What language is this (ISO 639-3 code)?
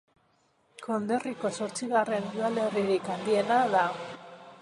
eus